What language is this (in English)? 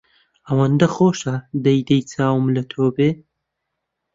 Central Kurdish